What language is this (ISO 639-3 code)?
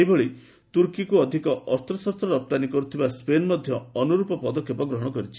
ori